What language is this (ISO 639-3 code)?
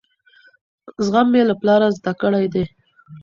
pus